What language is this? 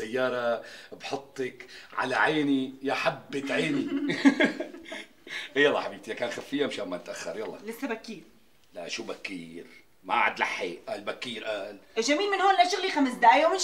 Arabic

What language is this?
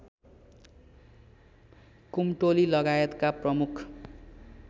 Nepali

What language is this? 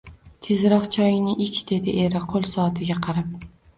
Uzbek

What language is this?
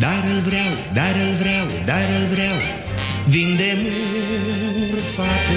Romanian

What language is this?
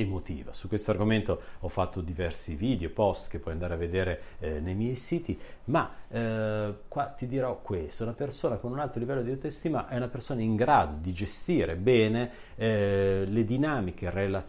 Italian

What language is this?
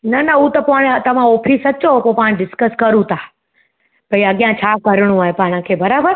Sindhi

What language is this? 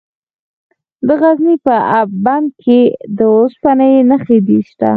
Pashto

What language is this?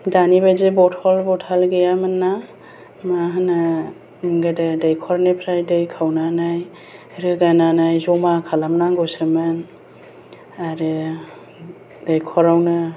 Bodo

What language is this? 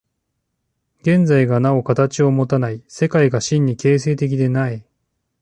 Japanese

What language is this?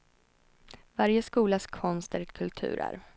Swedish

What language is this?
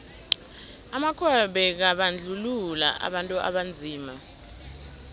South Ndebele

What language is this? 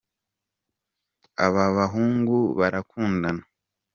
Kinyarwanda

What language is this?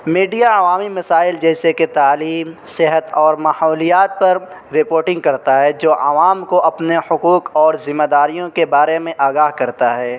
Urdu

